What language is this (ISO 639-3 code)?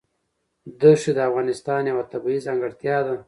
pus